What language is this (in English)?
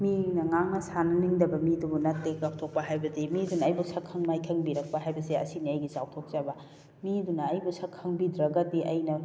Manipuri